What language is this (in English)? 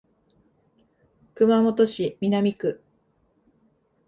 Japanese